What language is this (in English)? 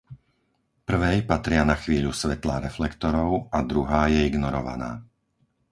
Slovak